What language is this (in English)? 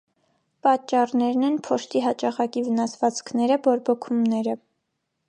Armenian